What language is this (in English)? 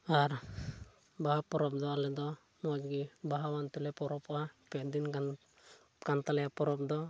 Santali